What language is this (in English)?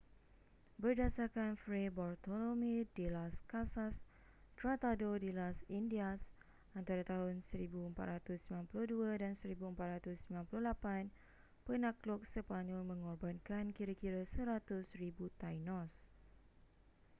Malay